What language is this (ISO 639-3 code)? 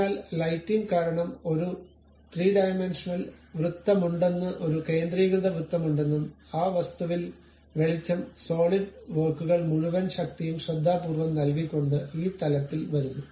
mal